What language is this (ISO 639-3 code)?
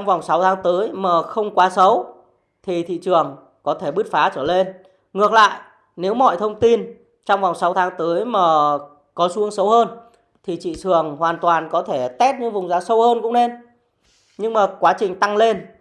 vie